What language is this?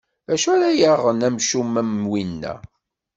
Kabyle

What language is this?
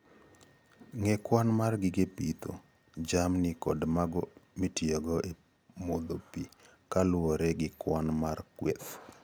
Luo (Kenya and Tanzania)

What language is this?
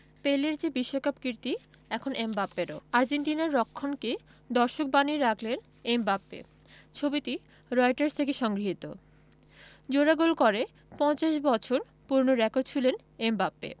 Bangla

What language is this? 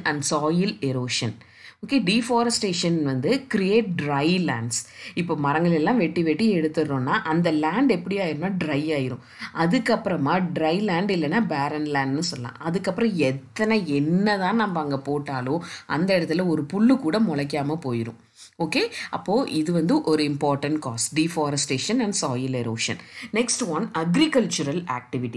Turkish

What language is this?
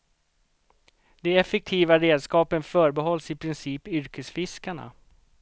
Swedish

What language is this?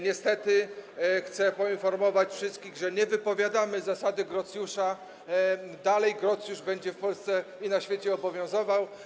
Polish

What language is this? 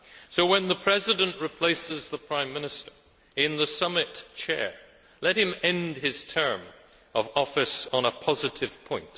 English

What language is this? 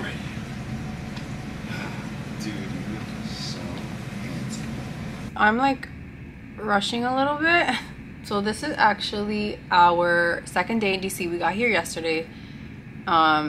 English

